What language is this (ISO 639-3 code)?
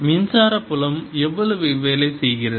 tam